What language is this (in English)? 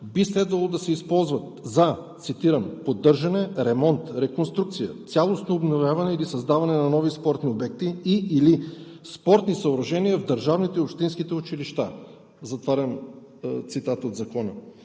Bulgarian